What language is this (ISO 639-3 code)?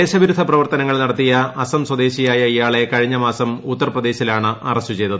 mal